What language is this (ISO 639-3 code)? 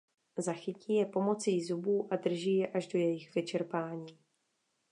ces